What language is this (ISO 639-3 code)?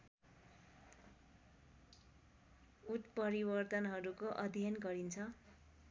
nep